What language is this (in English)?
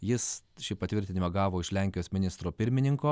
Lithuanian